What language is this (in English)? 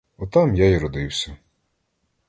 Ukrainian